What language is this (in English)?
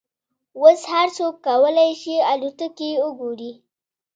Pashto